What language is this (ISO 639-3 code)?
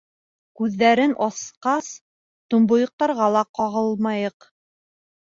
bak